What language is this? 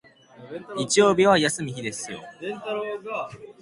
Japanese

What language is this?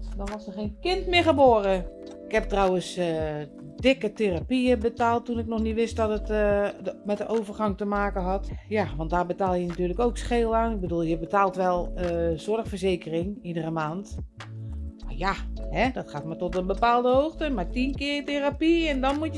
Dutch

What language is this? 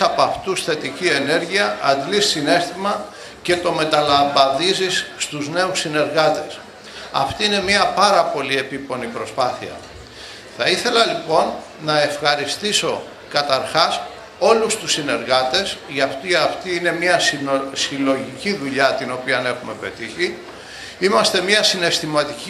Greek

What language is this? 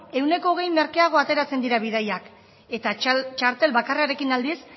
Basque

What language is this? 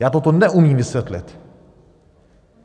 Czech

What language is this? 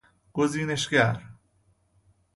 Persian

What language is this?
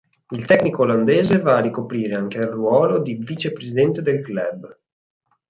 Italian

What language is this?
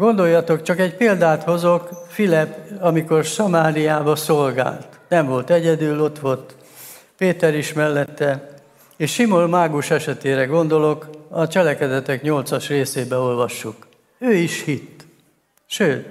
Hungarian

